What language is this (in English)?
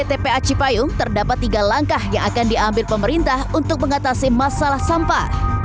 Indonesian